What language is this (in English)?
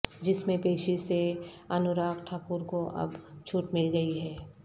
Urdu